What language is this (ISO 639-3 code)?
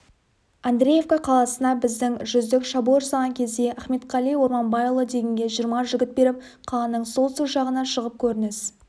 kaz